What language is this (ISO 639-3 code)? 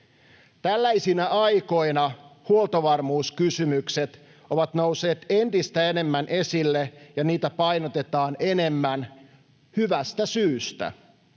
fin